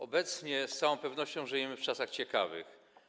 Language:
Polish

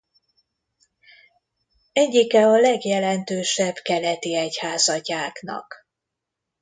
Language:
Hungarian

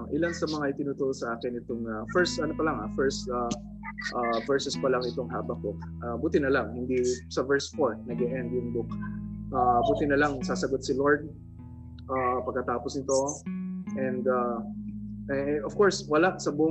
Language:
Filipino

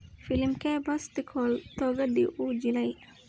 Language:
Somali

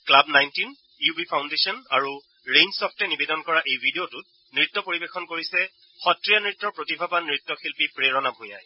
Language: Assamese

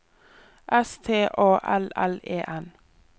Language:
Norwegian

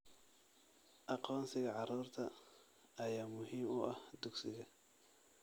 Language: Somali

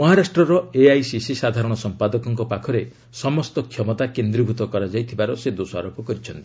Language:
Odia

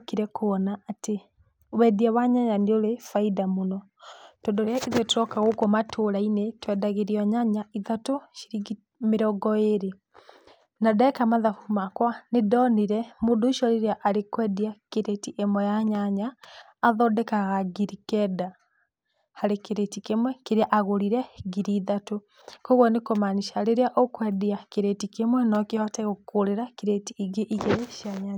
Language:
Kikuyu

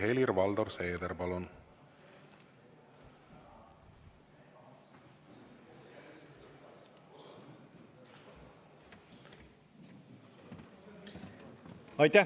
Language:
Estonian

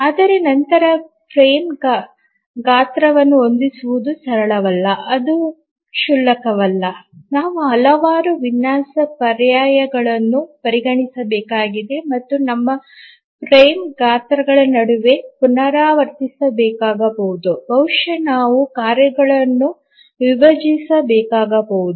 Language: Kannada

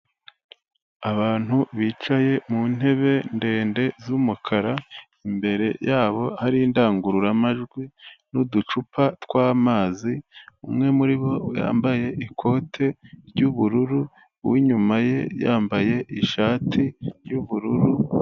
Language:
Kinyarwanda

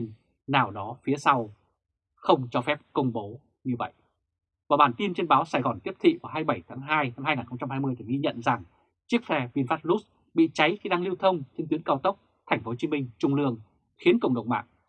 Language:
Vietnamese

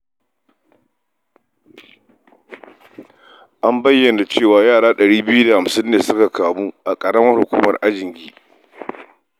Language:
Hausa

